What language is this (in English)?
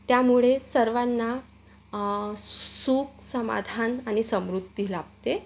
Marathi